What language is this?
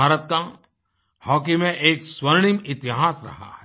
Hindi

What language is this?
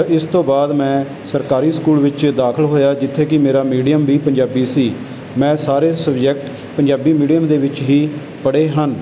Punjabi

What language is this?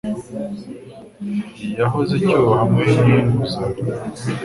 Kinyarwanda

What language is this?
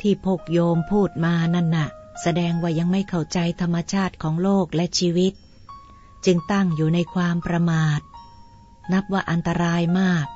Thai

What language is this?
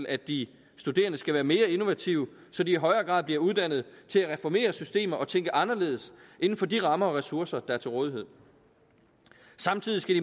Danish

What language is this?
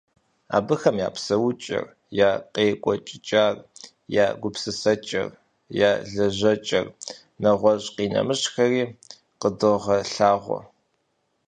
Kabardian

